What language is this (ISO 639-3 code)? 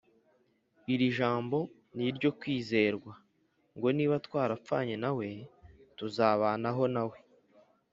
kin